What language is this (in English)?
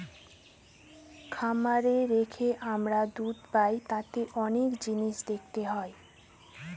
Bangla